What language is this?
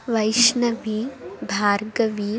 Sanskrit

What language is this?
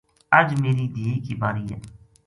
Gujari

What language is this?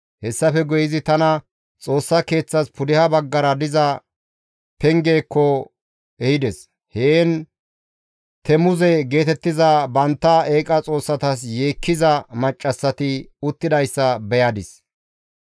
Gamo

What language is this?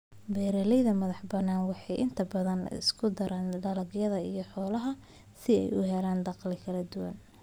Somali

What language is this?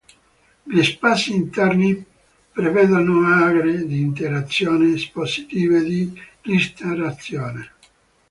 Italian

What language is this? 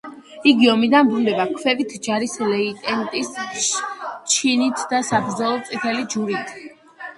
Georgian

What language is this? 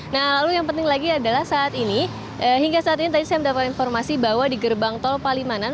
Indonesian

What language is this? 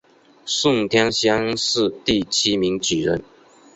Chinese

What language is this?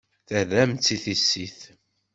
Kabyle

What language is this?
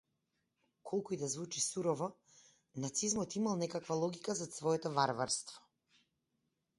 Macedonian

